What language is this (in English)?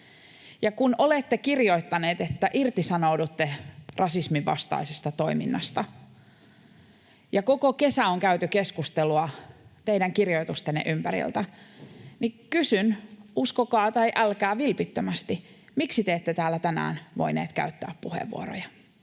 Finnish